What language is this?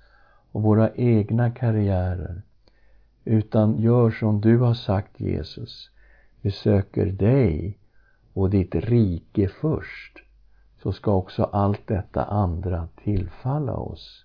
Swedish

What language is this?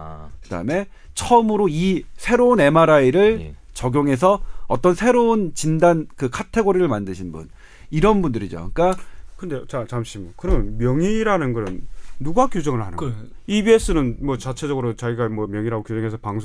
Korean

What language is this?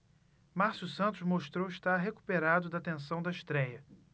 Portuguese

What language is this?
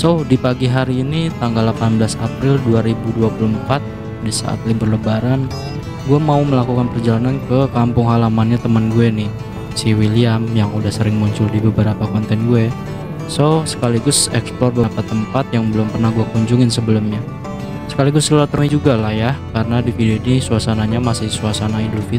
Indonesian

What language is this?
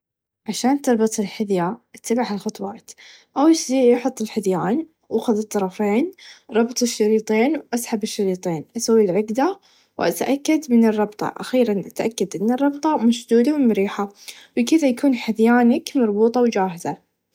Najdi Arabic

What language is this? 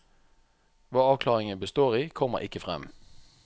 Norwegian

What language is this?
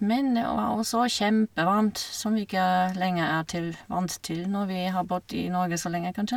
Norwegian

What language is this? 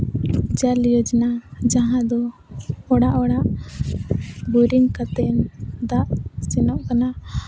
Santali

